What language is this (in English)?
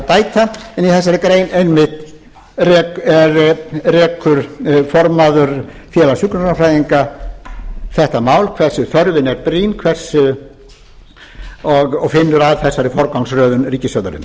Icelandic